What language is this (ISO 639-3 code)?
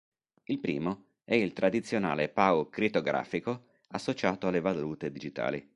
ita